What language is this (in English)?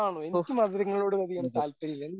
Malayalam